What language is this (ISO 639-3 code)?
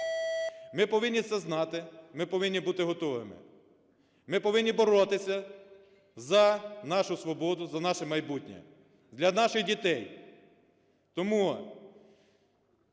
ukr